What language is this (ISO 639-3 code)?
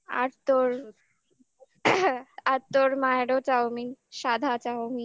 ben